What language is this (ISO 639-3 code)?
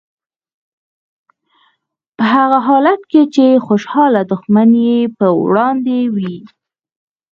pus